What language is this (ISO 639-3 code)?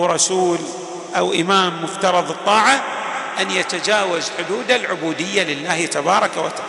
ara